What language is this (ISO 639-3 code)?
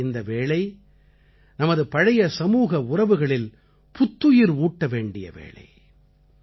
tam